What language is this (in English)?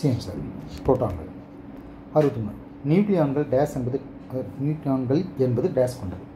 Tamil